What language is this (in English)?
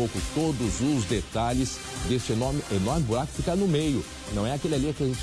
Portuguese